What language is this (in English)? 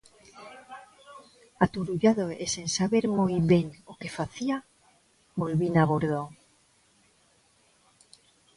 Galician